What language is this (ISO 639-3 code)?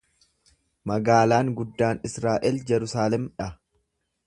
orm